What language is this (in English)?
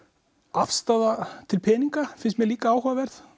Icelandic